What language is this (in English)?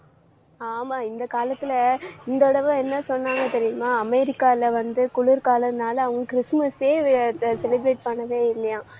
Tamil